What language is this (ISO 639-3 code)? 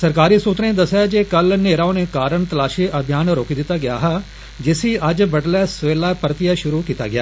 doi